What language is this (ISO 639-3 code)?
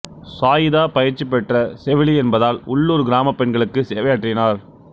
tam